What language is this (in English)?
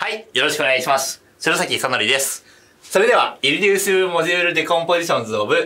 Japanese